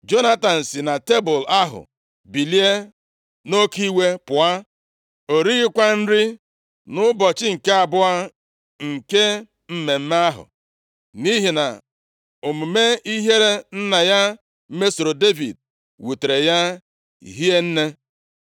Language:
Igbo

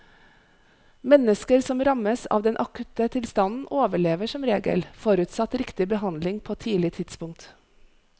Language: Norwegian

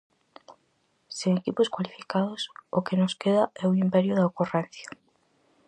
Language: Galician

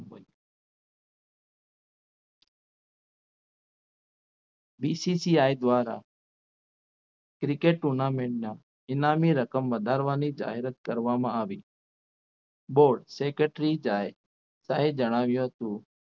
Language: Gujarati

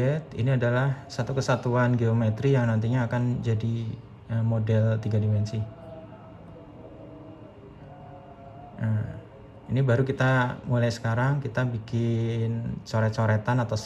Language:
Indonesian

